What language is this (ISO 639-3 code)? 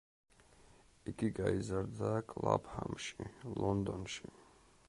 kat